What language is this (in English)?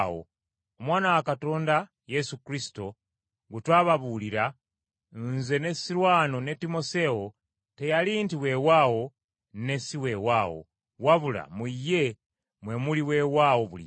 Ganda